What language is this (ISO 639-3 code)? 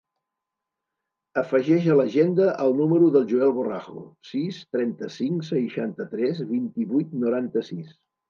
cat